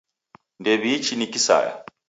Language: Taita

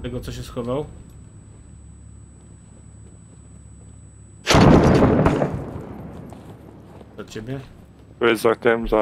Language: Polish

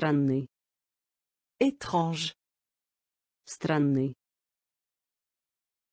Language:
Russian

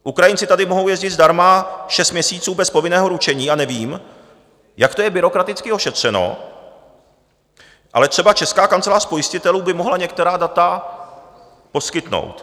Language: Czech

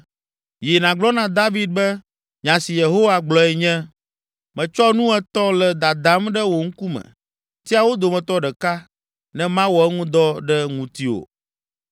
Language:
Ewe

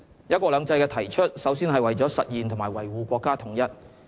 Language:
Cantonese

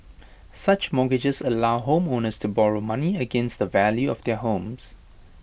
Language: English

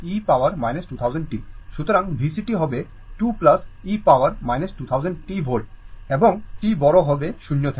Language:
Bangla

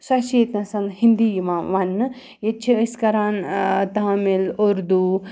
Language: Kashmiri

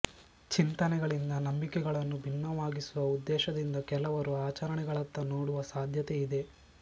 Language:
Kannada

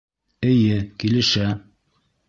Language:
Bashkir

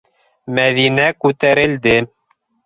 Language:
Bashkir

